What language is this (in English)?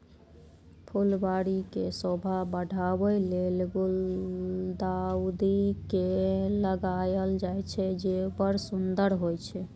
Maithili